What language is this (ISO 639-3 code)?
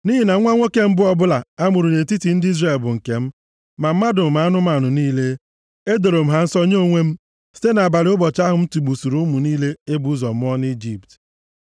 ibo